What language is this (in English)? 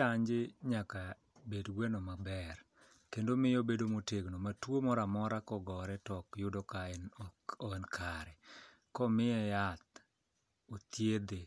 Luo (Kenya and Tanzania)